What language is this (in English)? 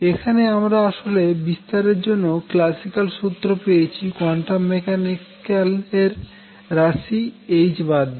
Bangla